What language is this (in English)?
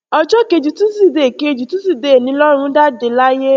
Yoruba